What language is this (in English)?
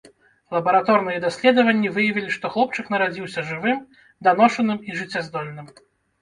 Belarusian